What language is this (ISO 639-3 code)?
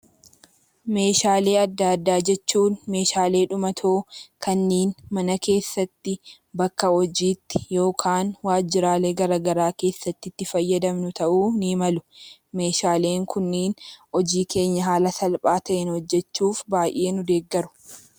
orm